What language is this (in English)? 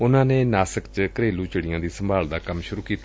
Punjabi